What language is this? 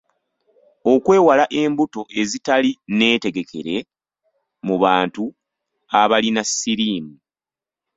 Ganda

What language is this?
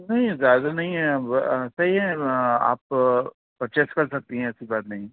Urdu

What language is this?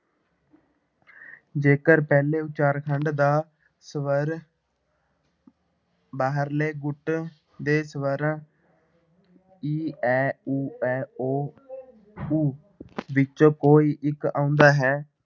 Punjabi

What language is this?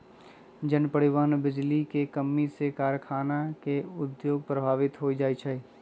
Magahi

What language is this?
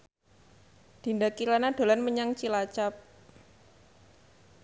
Javanese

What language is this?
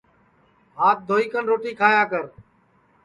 Sansi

